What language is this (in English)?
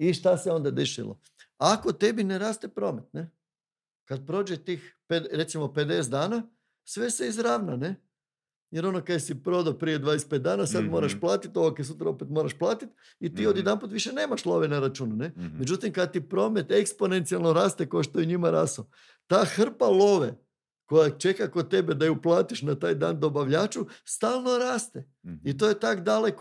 Croatian